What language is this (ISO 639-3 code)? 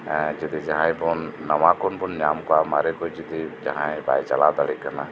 sat